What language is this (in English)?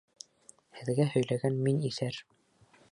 Bashkir